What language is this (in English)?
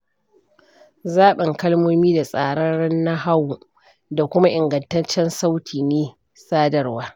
Hausa